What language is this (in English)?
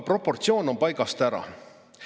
Estonian